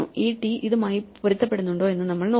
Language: Malayalam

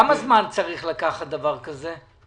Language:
Hebrew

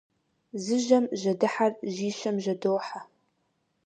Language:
Kabardian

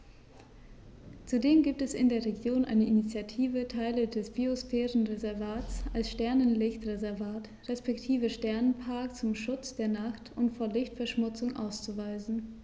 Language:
German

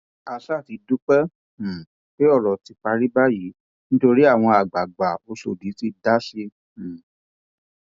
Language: Yoruba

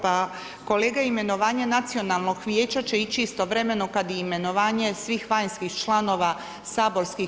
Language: Croatian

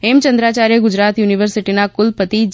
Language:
Gujarati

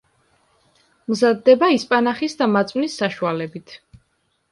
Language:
Georgian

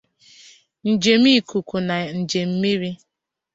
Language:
Igbo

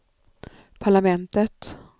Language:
Swedish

